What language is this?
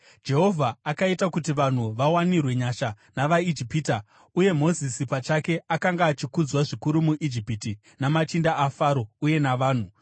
Shona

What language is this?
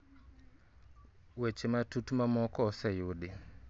Luo (Kenya and Tanzania)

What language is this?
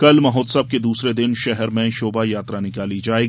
Hindi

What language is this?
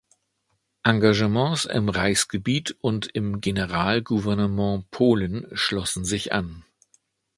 German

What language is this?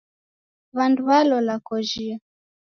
Taita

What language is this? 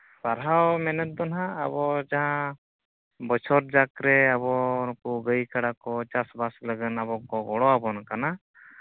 Santali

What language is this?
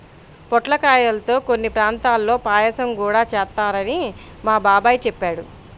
Telugu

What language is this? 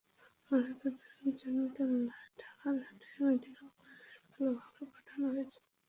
Bangla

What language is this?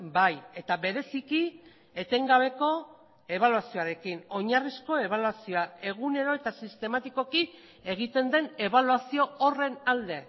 Basque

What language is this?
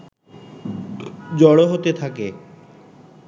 Bangla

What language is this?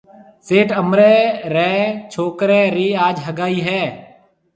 Marwari (Pakistan)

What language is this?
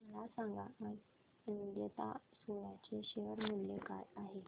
Marathi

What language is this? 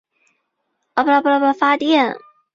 Chinese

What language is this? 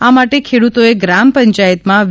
Gujarati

